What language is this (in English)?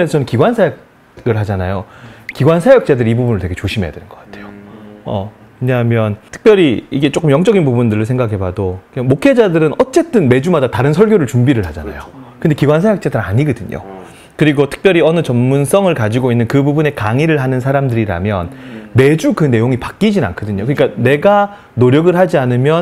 Korean